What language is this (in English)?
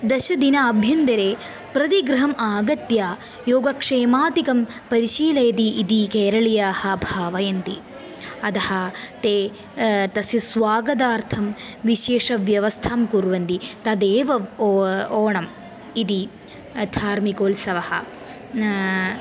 Sanskrit